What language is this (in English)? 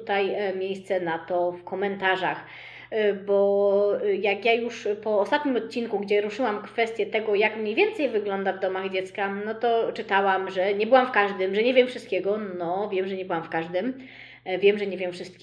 Polish